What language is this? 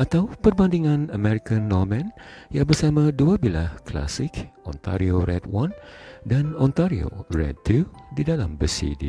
Malay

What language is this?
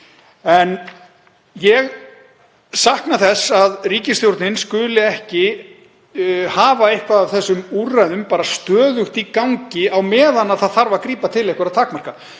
Icelandic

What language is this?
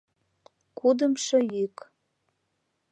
Mari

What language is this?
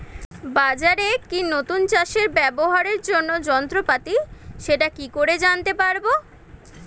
Bangla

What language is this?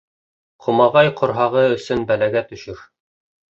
Bashkir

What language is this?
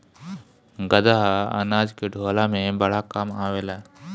Bhojpuri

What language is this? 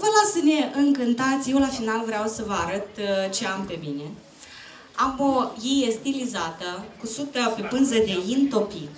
Romanian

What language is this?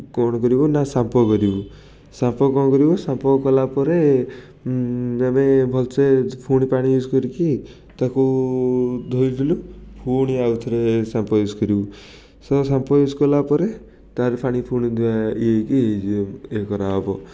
Odia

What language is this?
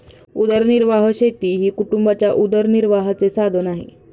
Marathi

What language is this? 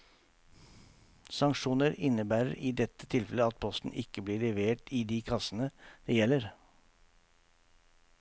Norwegian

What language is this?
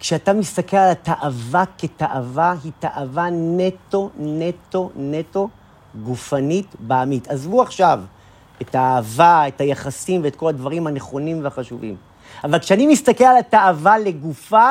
Hebrew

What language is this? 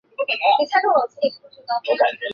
Chinese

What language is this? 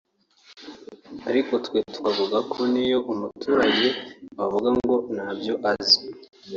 Kinyarwanda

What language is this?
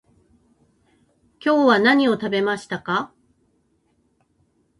Japanese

